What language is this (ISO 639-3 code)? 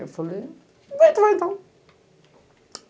por